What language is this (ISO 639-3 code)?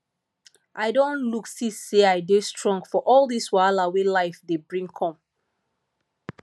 pcm